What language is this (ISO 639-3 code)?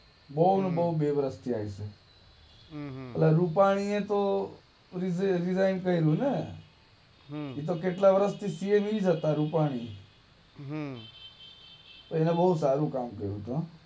guj